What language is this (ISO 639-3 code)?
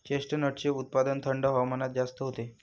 mar